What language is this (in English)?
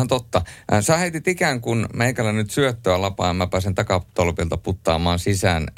Finnish